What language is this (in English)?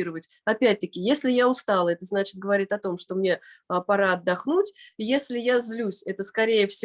Russian